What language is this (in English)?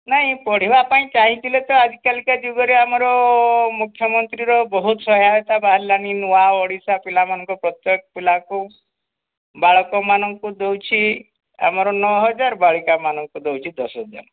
Odia